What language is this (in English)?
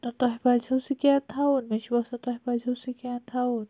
Kashmiri